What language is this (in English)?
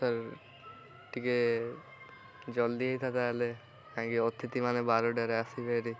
Odia